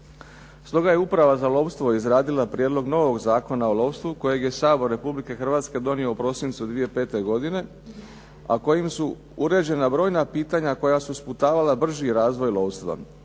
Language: Croatian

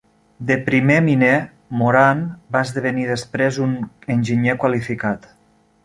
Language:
Catalan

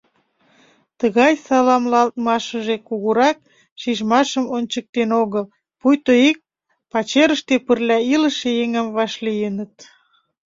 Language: Mari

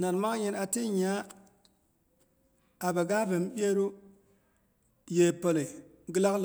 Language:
Boghom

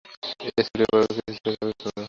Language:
Bangla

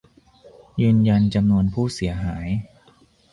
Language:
Thai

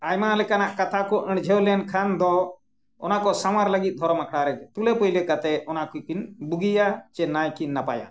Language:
Santali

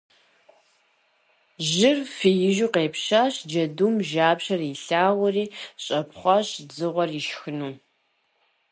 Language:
Kabardian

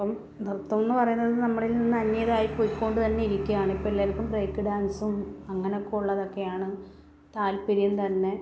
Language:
Malayalam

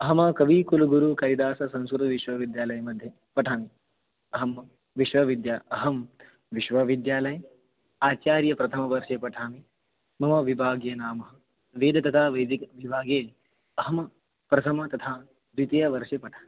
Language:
Sanskrit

